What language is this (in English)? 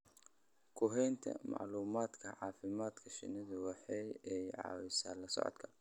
Somali